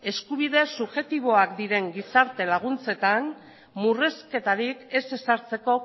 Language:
Basque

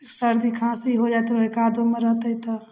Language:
Maithili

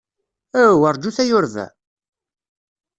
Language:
Kabyle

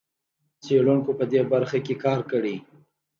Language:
Pashto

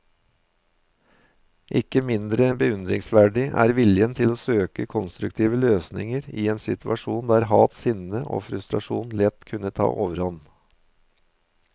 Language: Norwegian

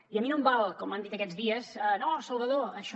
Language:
Catalan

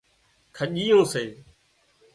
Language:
Wadiyara Koli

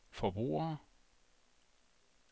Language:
Danish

